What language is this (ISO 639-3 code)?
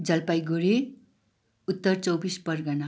nep